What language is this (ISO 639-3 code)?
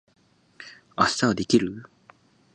jpn